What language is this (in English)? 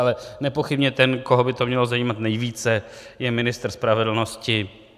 Czech